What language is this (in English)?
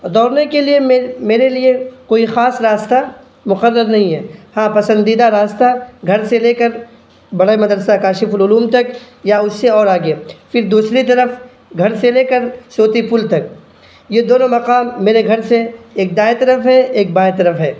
Urdu